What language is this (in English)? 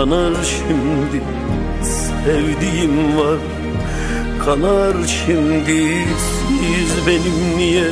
Turkish